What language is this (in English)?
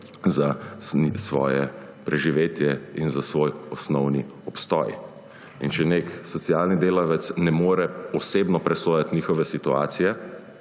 Slovenian